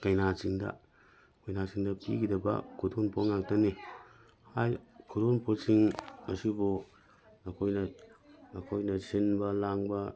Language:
Manipuri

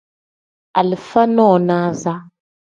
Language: Tem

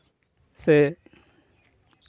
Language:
Santali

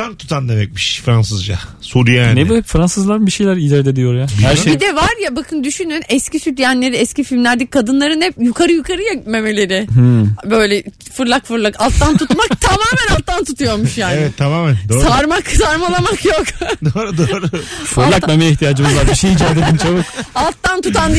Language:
Turkish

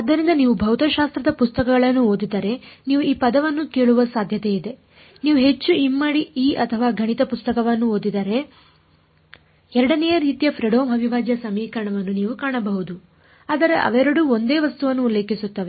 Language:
Kannada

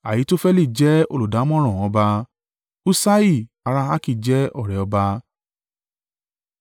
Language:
Yoruba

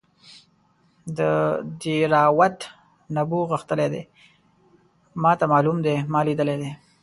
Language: Pashto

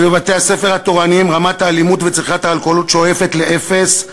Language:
Hebrew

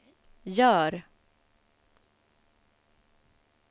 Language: Swedish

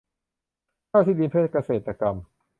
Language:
Thai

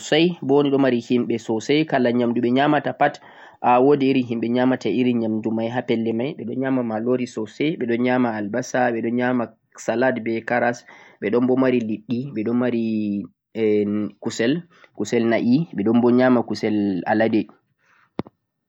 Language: Central-Eastern Niger Fulfulde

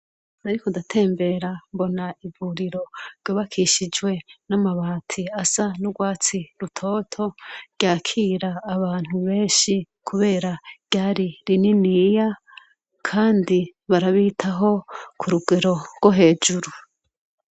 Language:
Rundi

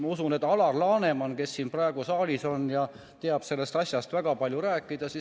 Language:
Estonian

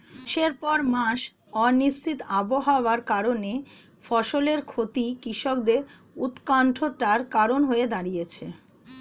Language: Bangla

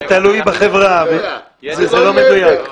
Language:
Hebrew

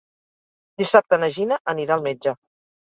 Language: Catalan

